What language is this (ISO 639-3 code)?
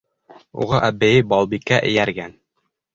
bak